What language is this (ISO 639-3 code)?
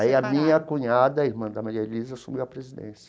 por